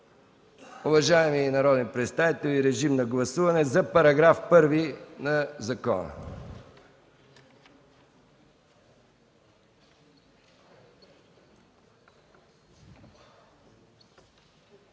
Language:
Bulgarian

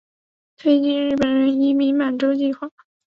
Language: Chinese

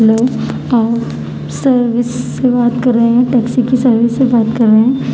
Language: Urdu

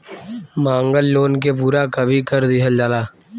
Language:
Bhojpuri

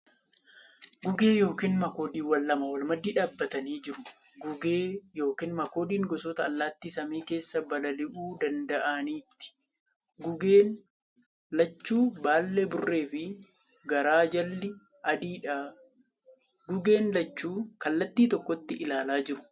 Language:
Oromo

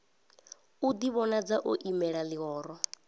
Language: Venda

